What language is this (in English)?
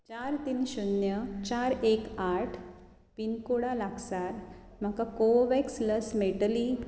Konkani